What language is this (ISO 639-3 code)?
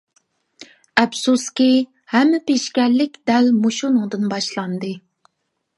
uig